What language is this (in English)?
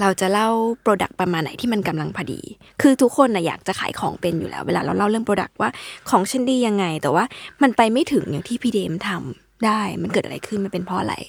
Thai